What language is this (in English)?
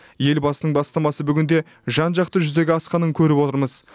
Kazakh